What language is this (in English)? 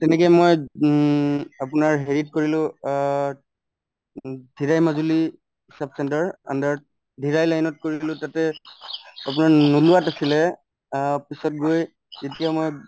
Assamese